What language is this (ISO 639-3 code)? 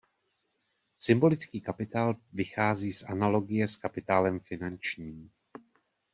ces